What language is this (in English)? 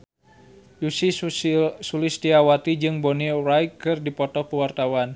Sundanese